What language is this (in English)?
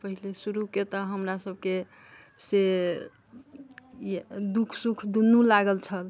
Maithili